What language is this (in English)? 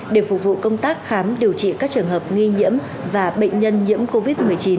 Vietnamese